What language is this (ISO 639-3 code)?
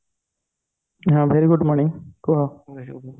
ori